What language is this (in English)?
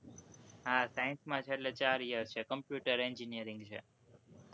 Gujarati